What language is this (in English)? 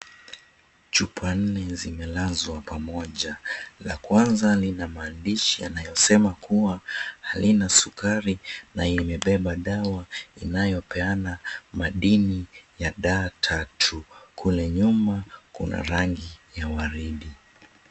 Swahili